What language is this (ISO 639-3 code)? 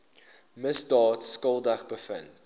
afr